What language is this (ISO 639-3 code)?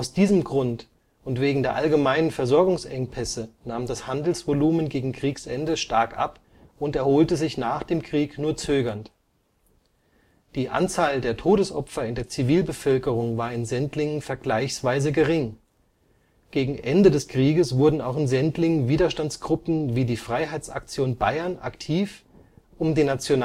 deu